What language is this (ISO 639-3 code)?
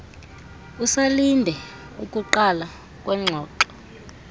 xho